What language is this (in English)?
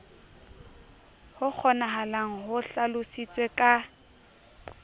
Southern Sotho